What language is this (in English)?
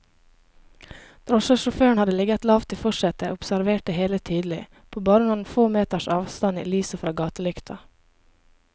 Norwegian